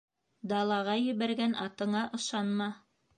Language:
Bashkir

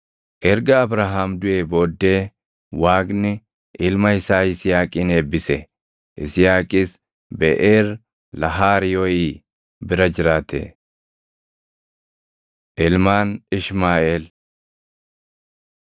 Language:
Oromo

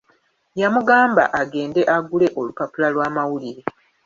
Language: Ganda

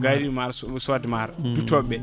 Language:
Fula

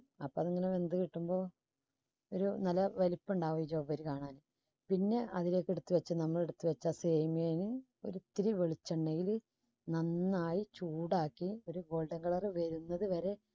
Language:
Malayalam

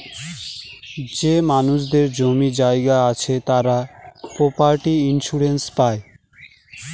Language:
Bangla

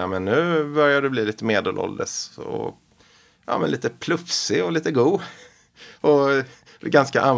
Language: Swedish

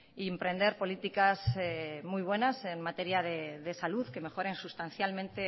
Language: Spanish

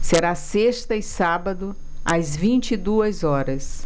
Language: Portuguese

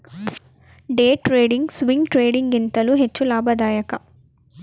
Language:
Kannada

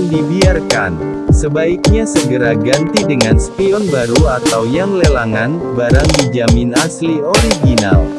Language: Indonesian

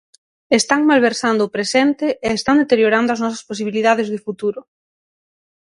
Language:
Galician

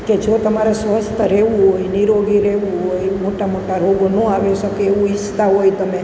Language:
Gujarati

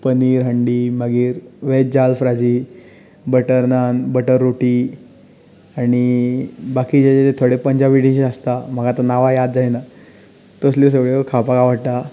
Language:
Konkani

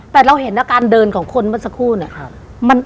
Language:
Thai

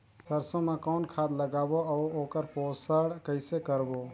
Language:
Chhattisgarhi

